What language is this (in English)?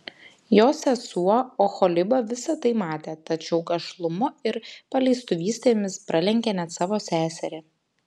Lithuanian